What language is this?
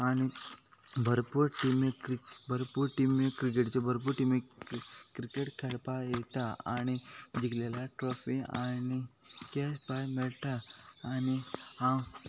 Konkani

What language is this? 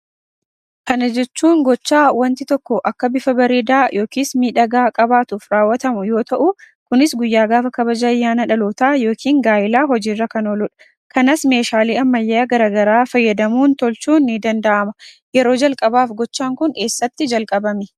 Oromo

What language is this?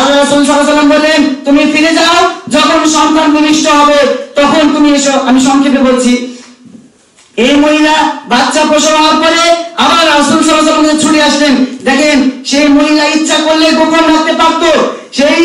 Arabic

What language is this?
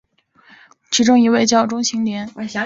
Chinese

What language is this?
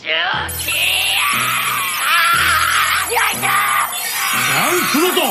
Japanese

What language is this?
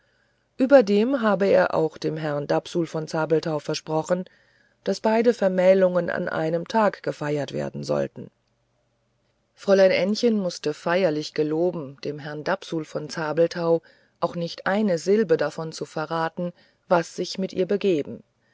German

